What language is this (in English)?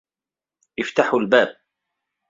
Arabic